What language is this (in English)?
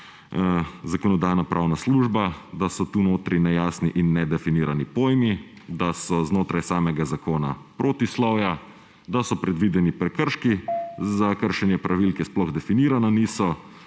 Slovenian